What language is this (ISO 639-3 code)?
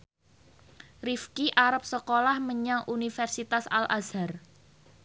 jav